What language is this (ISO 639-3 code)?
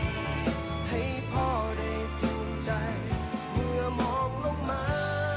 tha